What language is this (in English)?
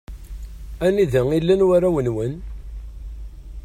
Kabyle